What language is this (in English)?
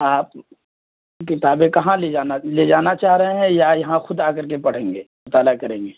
Urdu